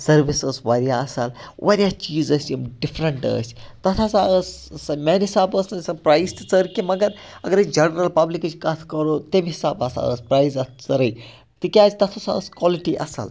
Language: Kashmiri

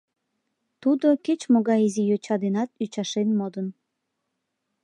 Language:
Mari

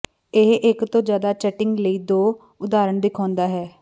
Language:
Punjabi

